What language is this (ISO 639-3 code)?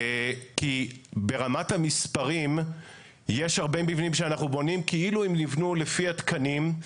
heb